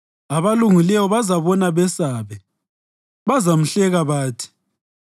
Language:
North Ndebele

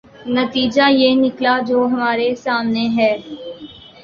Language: Urdu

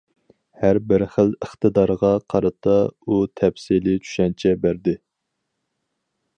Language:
Uyghur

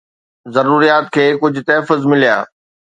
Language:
Sindhi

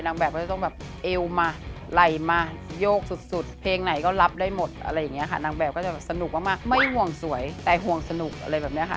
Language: Thai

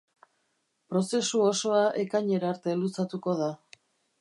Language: Basque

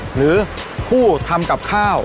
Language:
Thai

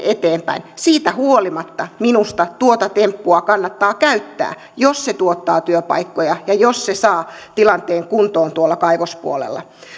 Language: Finnish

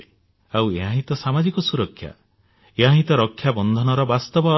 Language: Odia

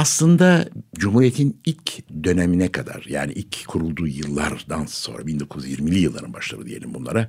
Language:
Turkish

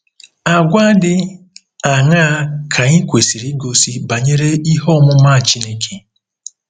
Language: Igbo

